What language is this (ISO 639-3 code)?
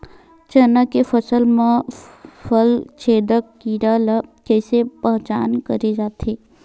hne